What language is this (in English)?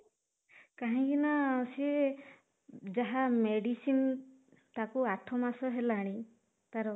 Odia